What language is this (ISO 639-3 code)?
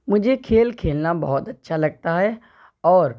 urd